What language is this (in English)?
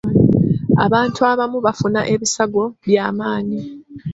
Ganda